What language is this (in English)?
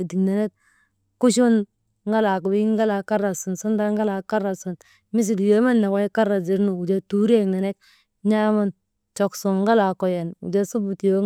Maba